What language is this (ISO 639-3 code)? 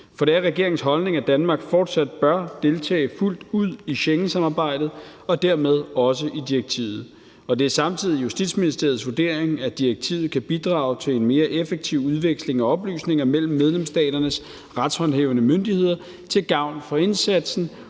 dan